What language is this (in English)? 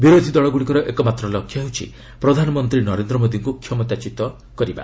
Odia